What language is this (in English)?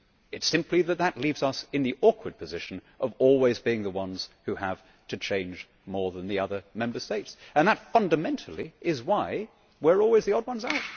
English